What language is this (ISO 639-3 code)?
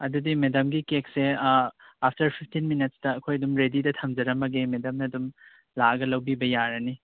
mni